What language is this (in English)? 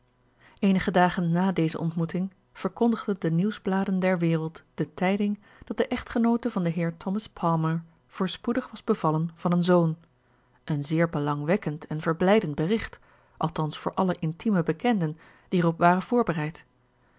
Dutch